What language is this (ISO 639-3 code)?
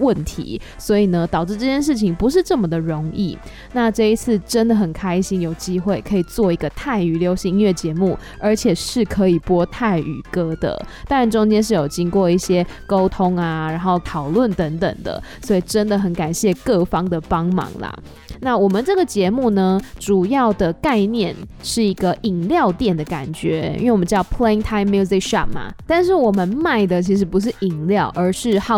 zho